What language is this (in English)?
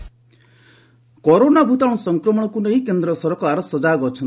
Odia